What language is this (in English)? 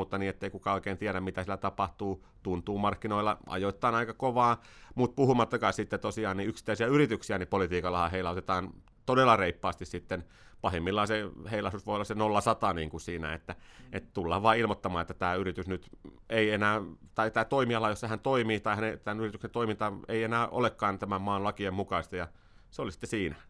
Finnish